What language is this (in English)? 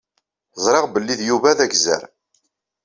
Kabyle